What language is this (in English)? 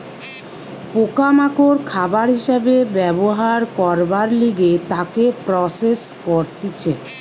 Bangla